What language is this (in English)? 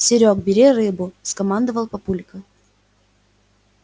Russian